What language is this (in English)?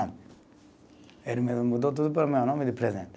Portuguese